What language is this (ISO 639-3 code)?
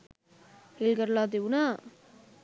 sin